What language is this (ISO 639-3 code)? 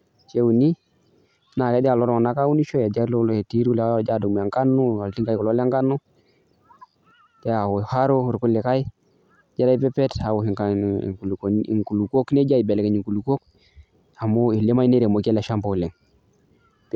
mas